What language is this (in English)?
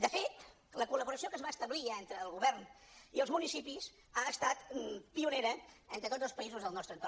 Catalan